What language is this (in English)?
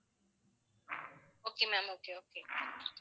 Tamil